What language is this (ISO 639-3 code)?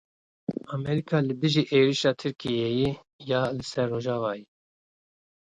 kur